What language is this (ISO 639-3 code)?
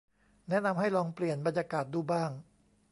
tha